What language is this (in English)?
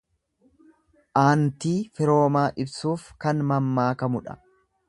Oromo